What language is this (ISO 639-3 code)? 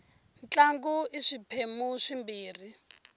tso